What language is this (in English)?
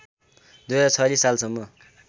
Nepali